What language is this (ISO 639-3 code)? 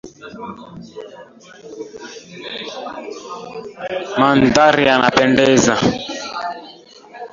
swa